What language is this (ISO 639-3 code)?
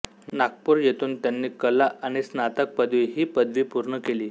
mar